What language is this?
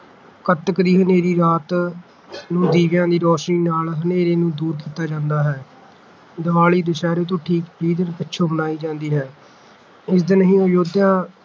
Punjabi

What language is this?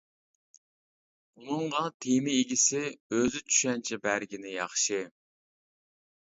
Uyghur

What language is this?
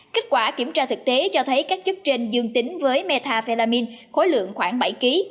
Vietnamese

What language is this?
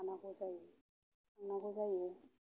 Bodo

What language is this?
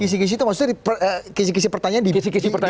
Indonesian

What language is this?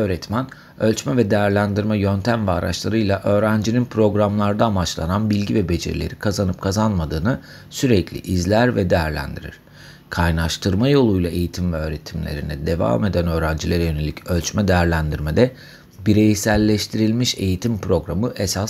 Turkish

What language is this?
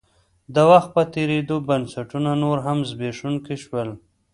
Pashto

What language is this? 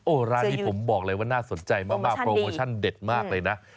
Thai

